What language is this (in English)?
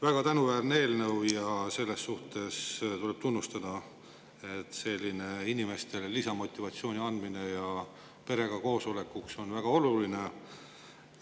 Estonian